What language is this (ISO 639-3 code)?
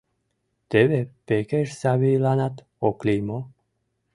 chm